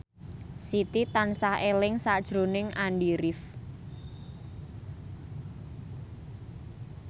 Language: Javanese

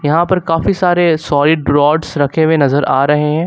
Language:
Hindi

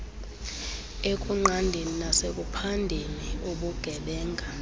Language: Xhosa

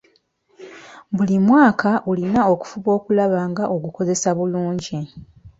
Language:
Ganda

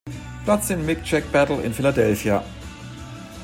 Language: German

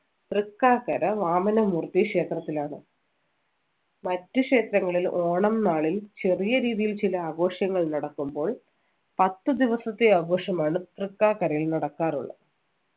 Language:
Malayalam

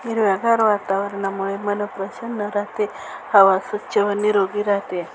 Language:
Marathi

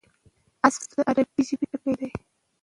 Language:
Pashto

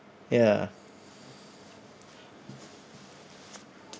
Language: English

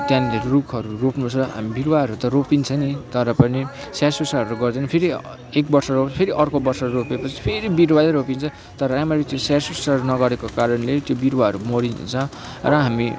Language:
Nepali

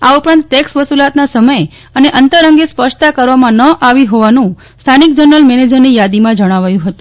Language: Gujarati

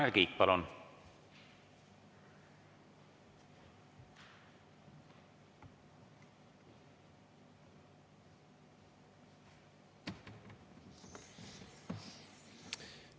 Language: Estonian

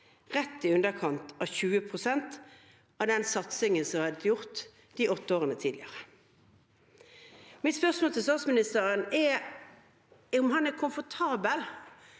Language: Norwegian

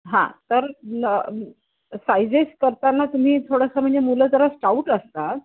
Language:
Marathi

